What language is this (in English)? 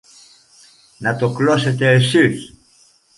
Greek